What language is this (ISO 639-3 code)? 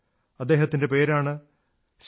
mal